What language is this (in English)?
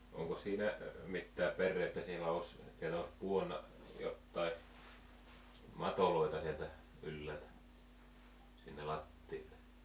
Finnish